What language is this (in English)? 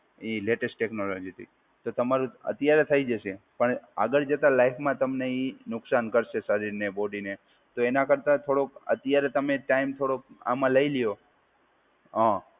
Gujarati